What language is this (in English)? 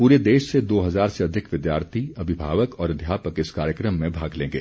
Hindi